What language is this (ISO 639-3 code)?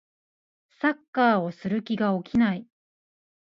jpn